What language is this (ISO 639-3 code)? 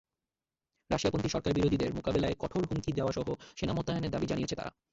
ben